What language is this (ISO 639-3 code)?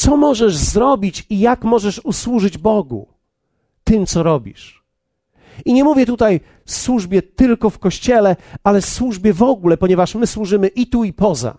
pol